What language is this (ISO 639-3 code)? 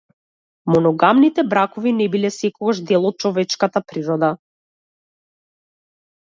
mkd